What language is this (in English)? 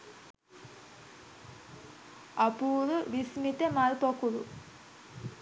Sinhala